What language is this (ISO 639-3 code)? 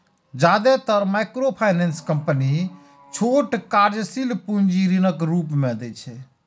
mai